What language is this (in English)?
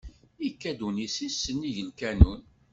Kabyle